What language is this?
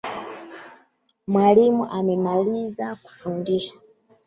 Swahili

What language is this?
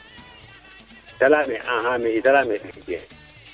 Serer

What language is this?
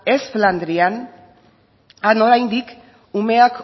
Basque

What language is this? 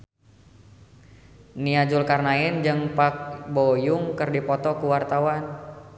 Sundanese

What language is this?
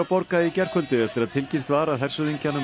Icelandic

